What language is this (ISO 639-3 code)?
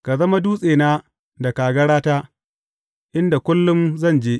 hau